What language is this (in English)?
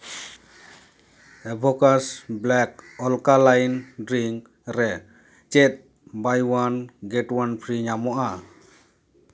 Santali